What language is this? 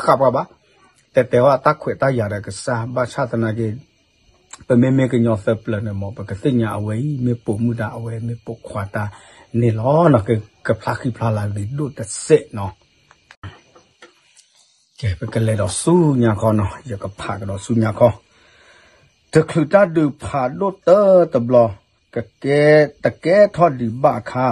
Thai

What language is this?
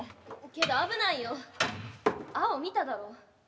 Japanese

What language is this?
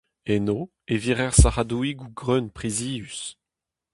Breton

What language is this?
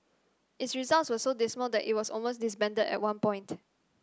English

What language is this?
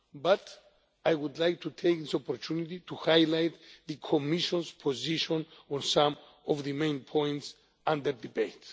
English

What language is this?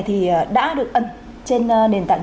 Vietnamese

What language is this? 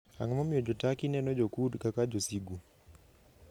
Luo (Kenya and Tanzania)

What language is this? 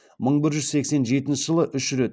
Kazakh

